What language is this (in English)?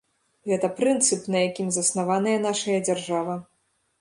Belarusian